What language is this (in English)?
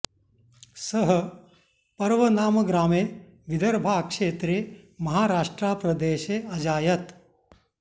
Sanskrit